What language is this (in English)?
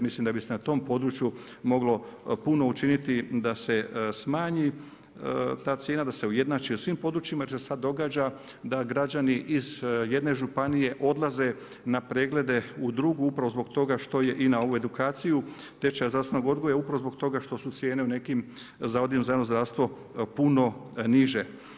Croatian